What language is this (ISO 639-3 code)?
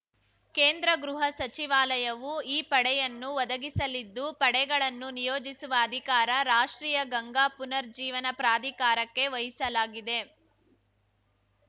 kan